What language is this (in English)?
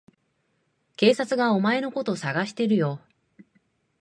Japanese